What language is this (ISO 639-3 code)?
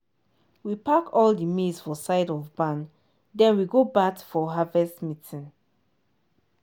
pcm